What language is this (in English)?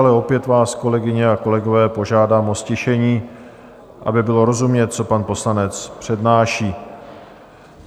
Czech